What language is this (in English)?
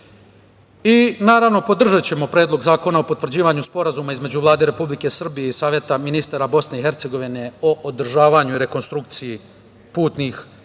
Serbian